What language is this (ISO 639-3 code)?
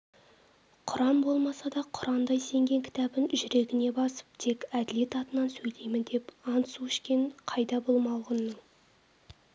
kaz